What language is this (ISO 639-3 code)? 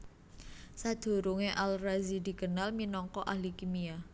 jav